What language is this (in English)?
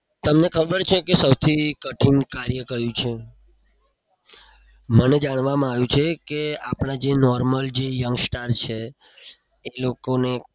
Gujarati